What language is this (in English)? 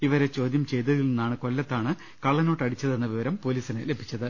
Malayalam